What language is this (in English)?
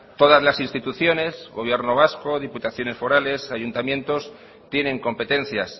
Spanish